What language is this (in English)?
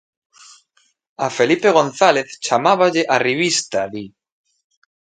Galician